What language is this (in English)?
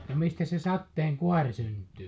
Finnish